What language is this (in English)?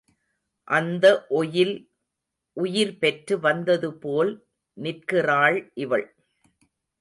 Tamil